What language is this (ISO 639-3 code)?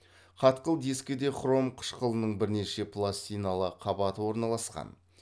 kaz